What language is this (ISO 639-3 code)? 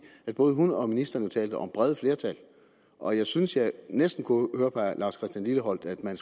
dan